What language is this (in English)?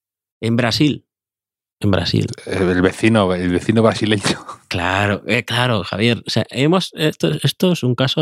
Spanish